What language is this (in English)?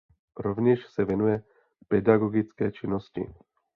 Czech